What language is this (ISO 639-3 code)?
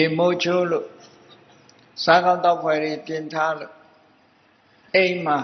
tha